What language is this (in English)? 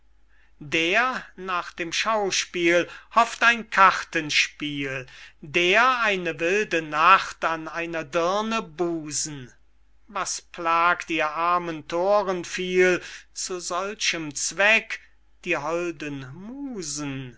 German